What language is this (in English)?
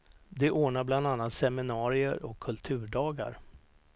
Swedish